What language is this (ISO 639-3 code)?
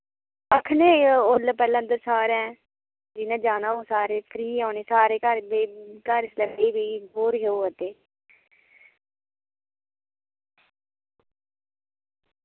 doi